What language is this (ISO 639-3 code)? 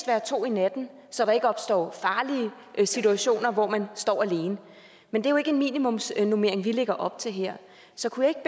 dan